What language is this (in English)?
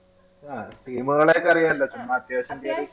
Malayalam